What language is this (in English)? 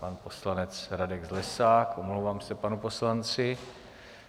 Czech